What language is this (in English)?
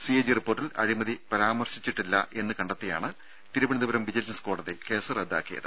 Malayalam